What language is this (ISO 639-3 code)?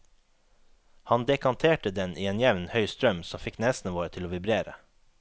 nor